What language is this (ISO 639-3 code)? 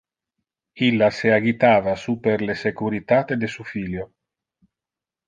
ina